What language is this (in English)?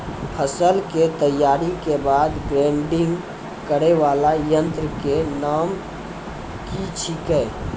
Maithili